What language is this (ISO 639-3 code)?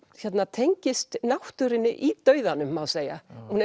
isl